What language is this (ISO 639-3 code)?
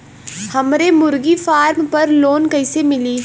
bho